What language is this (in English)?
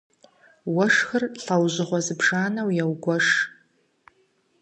Kabardian